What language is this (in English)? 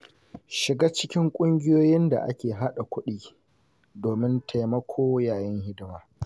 Hausa